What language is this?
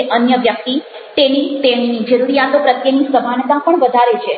Gujarati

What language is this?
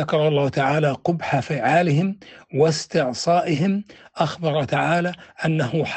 Arabic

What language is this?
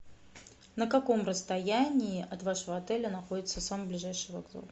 Russian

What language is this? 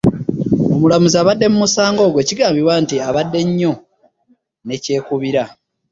Ganda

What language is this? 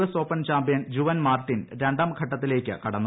Malayalam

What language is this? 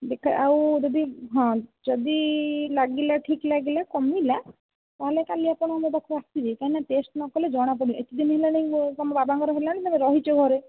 Odia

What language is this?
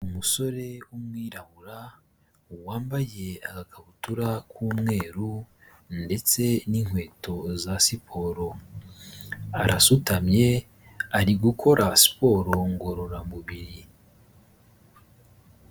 Kinyarwanda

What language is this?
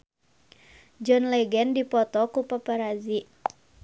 Sundanese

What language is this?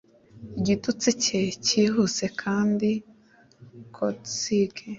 Kinyarwanda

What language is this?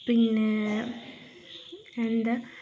Malayalam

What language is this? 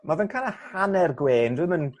Welsh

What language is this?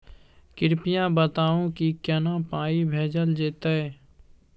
Maithili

